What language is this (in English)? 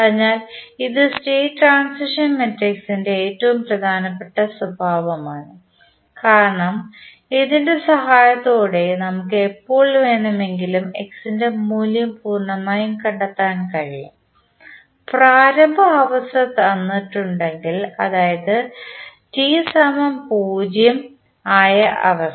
Malayalam